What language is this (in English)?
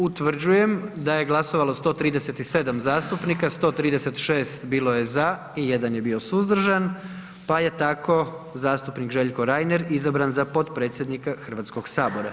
Croatian